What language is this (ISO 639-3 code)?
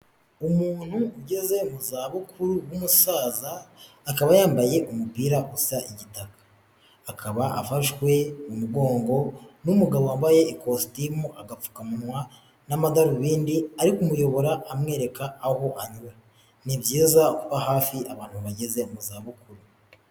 kin